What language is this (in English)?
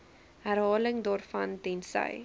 Afrikaans